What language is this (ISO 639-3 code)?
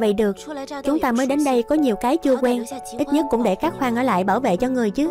vie